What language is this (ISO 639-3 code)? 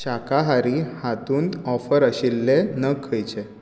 kok